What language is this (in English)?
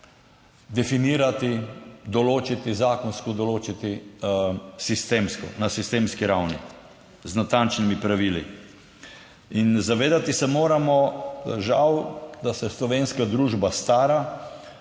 Slovenian